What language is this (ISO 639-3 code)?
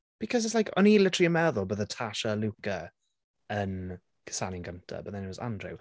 cym